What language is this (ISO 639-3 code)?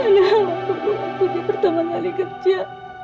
ind